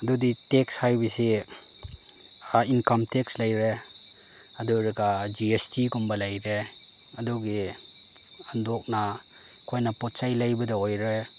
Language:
Manipuri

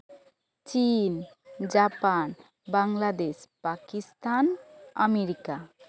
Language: Santali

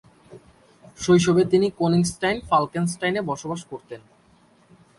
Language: Bangla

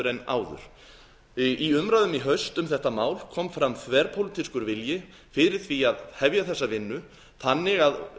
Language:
Icelandic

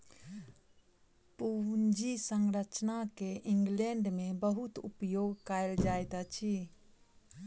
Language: Maithili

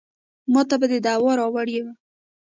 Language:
Pashto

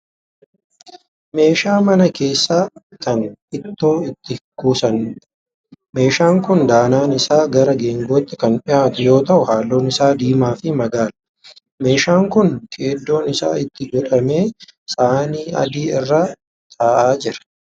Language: Oromo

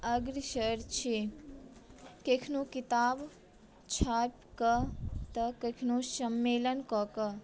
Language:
Maithili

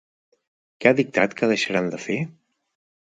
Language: Catalan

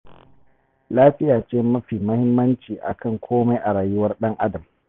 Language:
Hausa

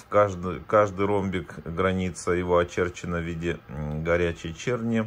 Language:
Russian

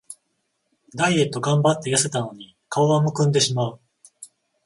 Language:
Japanese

